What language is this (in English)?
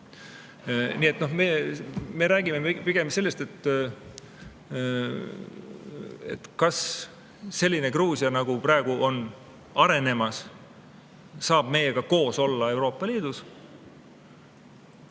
Estonian